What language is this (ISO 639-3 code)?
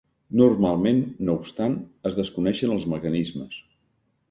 cat